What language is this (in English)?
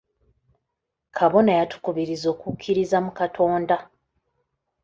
Ganda